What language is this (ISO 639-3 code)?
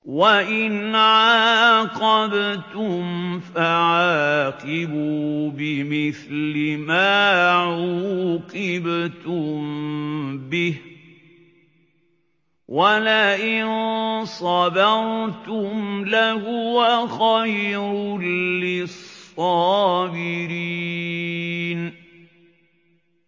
ara